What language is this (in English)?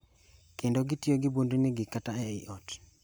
Luo (Kenya and Tanzania)